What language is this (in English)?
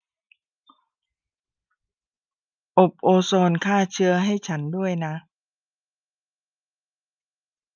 Thai